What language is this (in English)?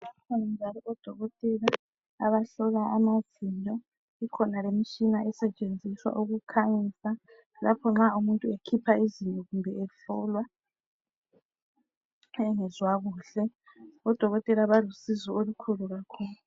North Ndebele